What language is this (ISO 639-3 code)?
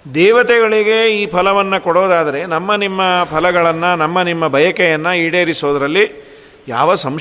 kan